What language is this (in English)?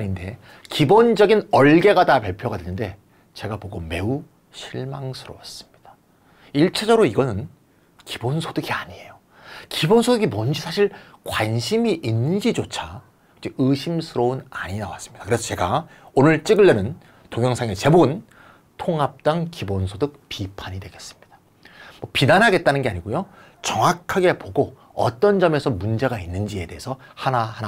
Korean